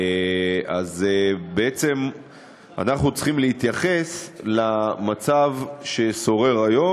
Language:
Hebrew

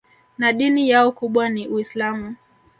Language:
Swahili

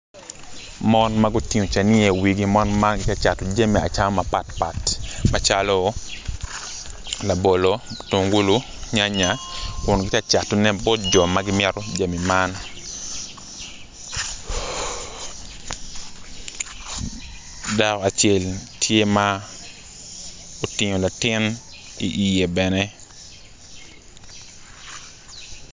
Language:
Acoli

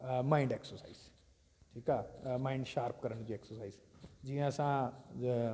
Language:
Sindhi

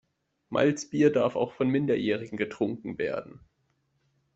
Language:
German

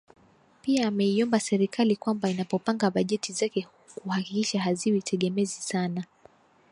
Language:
Swahili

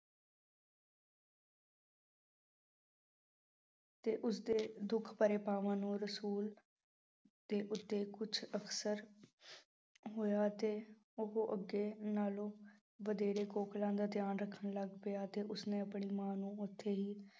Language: Punjabi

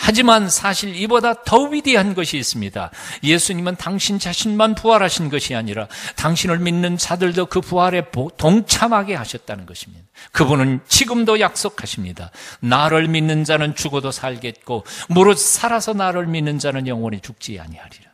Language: Korean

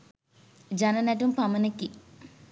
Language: Sinhala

